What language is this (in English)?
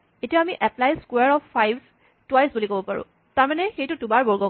Assamese